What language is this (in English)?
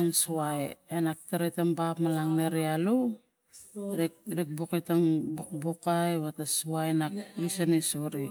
Tigak